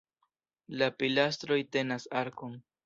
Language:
Esperanto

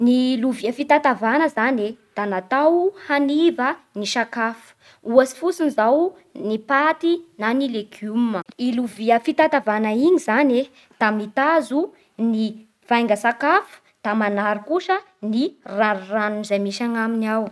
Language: Bara Malagasy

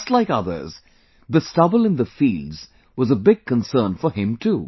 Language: English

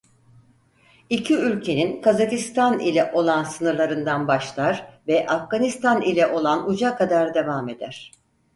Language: Turkish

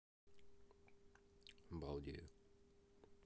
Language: Russian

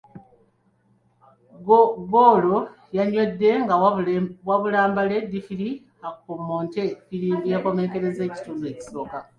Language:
Ganda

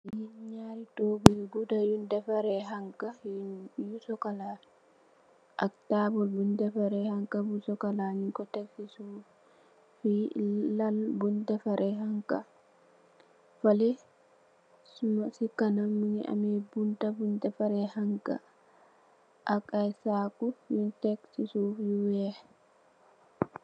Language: Wolof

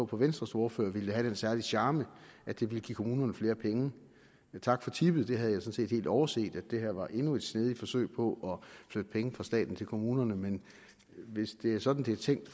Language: Danish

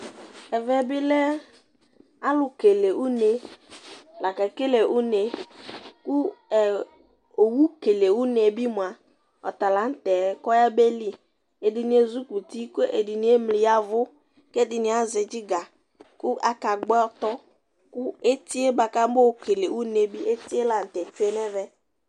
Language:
Ikposo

